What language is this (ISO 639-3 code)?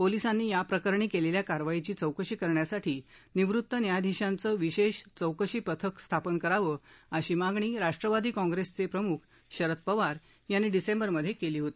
mar